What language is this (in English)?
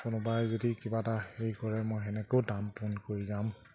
Assamese